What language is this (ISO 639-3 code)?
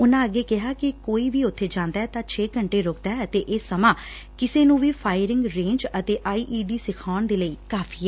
pan